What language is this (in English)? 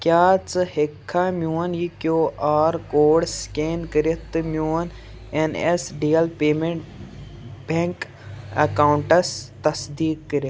Kashmiri